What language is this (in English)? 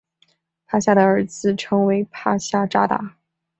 Chinese